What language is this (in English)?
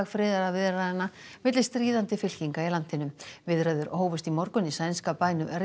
Icelandic